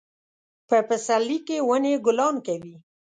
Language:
Pashto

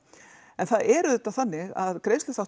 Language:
Icelandic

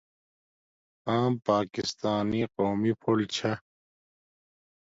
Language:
Domaaki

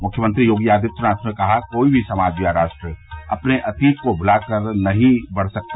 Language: Hindi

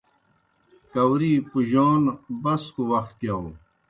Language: Kohistani Shina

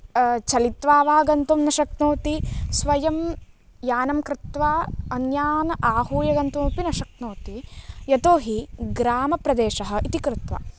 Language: Sanskrit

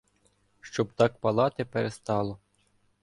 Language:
Ukrainian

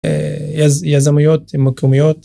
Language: Hebrew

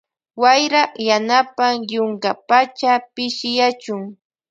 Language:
Loja Highland Quichua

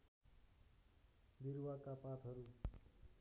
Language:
Nepali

